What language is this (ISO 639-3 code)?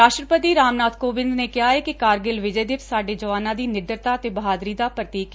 pan